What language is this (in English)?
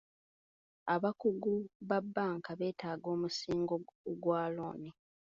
Ganda